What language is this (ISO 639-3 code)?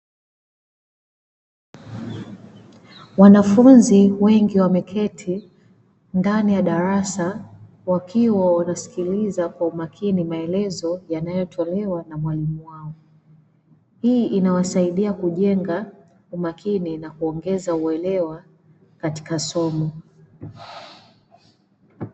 swa